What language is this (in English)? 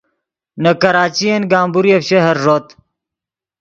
Yidgha